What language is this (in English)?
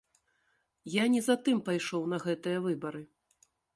Belarusian